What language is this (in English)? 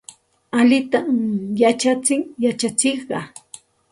Santa Ana de Tusi Pasco Quechua